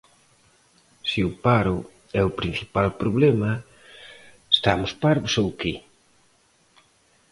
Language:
Galician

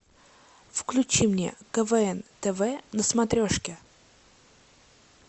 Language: Russian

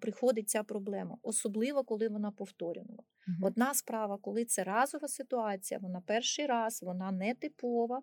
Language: Ukrainian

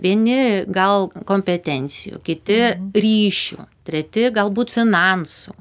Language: Lithuanian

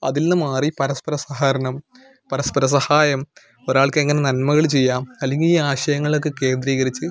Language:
Malayalam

